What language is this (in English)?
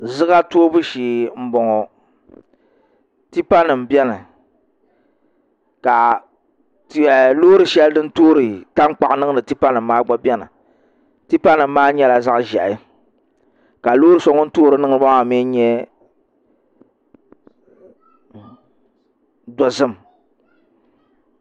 Dagbani